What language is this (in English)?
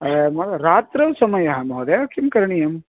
Sanskrit